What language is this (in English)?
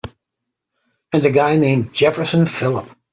English